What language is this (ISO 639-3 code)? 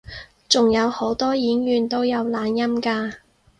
yue